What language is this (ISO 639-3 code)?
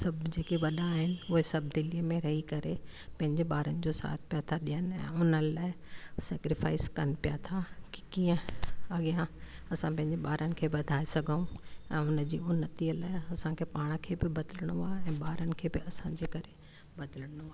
snd